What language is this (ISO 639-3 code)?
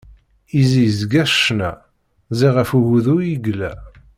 kab